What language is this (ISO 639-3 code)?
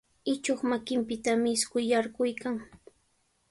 qws